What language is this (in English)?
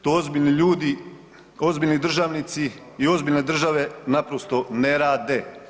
Croatian